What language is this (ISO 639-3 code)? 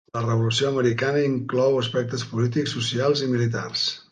cat